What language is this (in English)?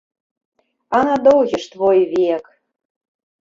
Belarusian